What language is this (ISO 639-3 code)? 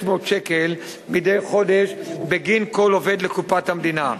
heb